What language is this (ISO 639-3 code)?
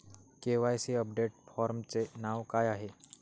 mar